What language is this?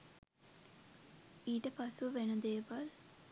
Sinhala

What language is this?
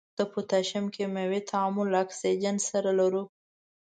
Pashto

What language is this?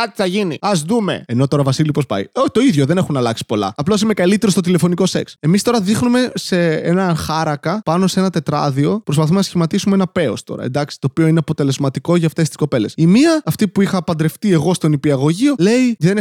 Greek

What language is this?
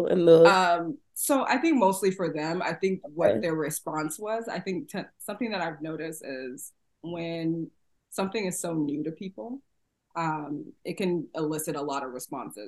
English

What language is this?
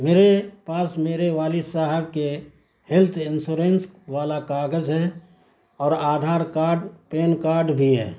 Urdu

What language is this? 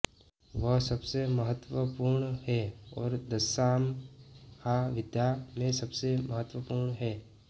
Hindi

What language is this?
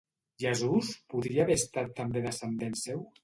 Catalan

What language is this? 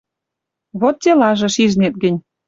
Western Mari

